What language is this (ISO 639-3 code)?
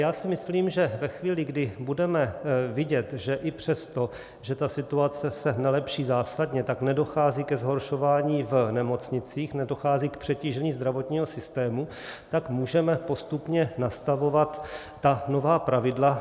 ces